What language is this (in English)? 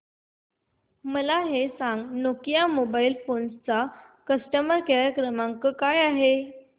Marathi